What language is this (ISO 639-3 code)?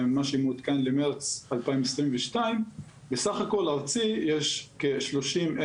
heb